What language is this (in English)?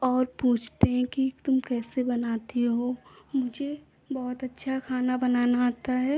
Hindi